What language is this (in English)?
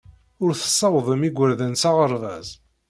Kabyle